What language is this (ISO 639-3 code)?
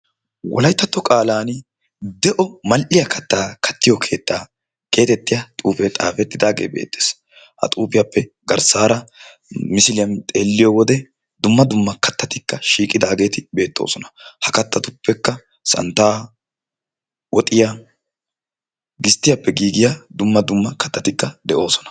wal